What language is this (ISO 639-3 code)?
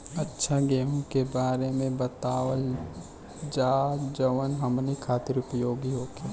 bho